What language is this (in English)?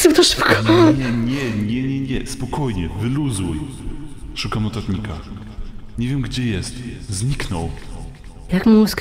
Polish